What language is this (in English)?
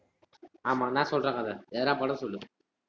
Tamil